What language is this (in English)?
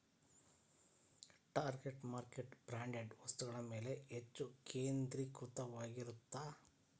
Kannada